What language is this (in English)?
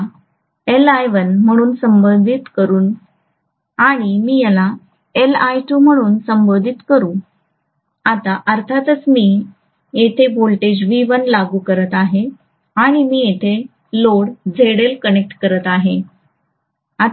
Marathi